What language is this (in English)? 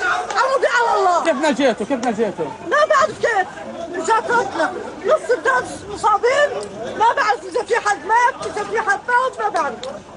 Arabic